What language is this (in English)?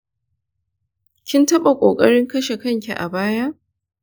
Hausa